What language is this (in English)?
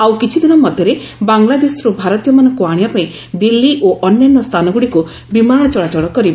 Odia